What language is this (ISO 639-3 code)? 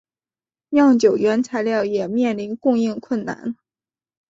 zho